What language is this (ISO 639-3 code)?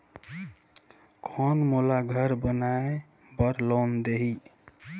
hne